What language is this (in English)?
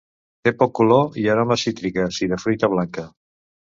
Catalan